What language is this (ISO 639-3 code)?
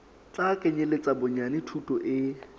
sot